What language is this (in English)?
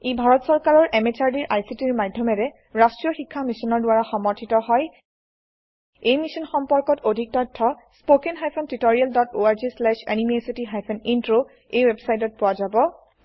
Assamese